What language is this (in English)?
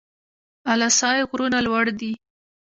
Pashto